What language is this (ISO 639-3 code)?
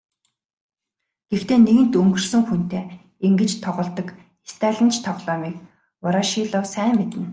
mon